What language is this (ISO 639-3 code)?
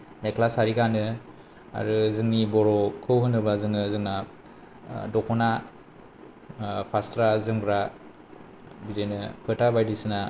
brx